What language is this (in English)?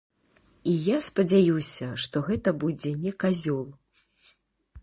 Belarusian